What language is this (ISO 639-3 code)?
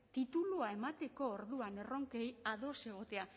eus